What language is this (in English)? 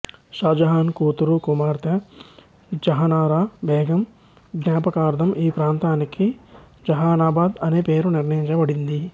Telugu